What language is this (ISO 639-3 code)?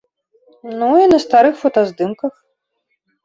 bel